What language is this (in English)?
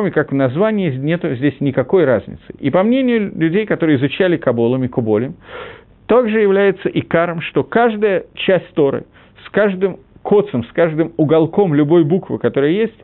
Russian